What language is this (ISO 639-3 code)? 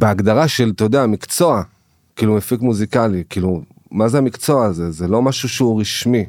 heb